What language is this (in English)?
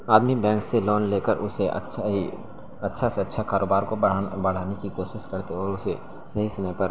Urdu